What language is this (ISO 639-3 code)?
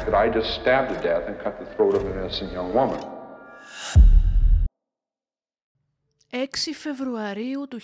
ell